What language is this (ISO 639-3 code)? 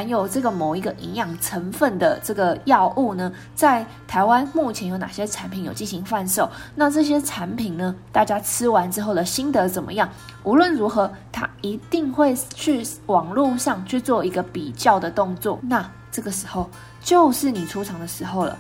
zho